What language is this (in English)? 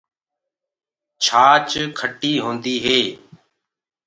Gurgula